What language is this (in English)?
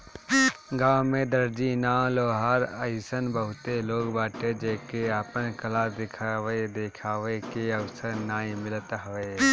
Bhojpuri